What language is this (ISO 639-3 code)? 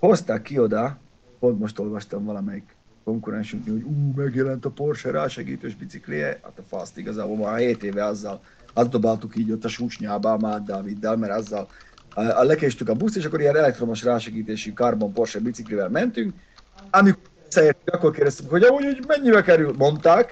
hun